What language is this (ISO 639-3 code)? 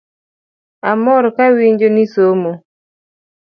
luo